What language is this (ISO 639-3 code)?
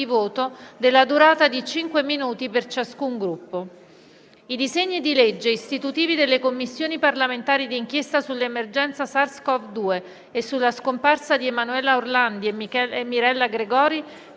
ita